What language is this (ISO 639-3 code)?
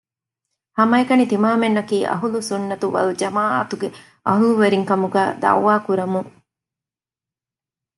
div